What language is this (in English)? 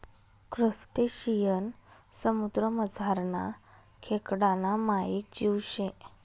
Marathi